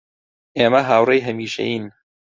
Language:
Central Kurdish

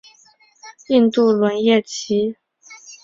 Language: Chinese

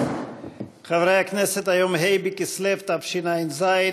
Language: Hebrew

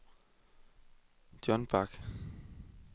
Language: Danish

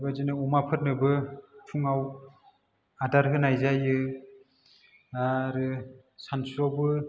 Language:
Bodo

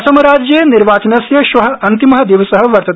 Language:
Sanskrit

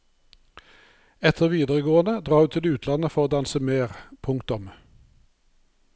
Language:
Norwegian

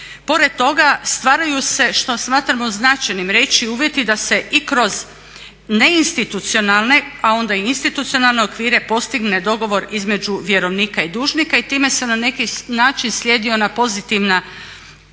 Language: Croatian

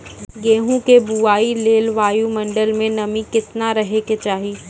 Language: Maithili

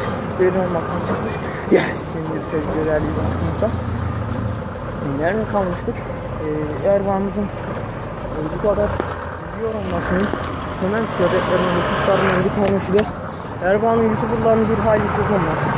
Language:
Turkish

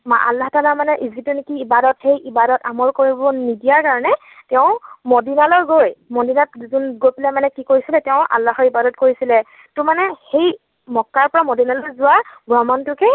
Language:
Assamese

